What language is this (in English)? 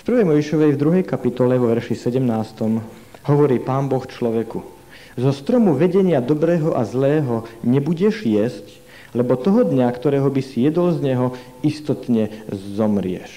Slovak